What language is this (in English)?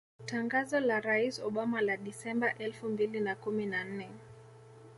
Swahili